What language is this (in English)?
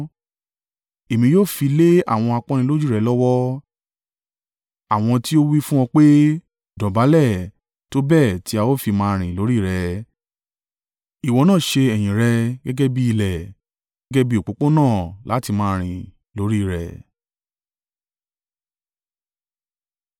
Yoruba